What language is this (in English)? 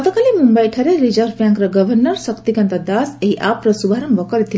Odia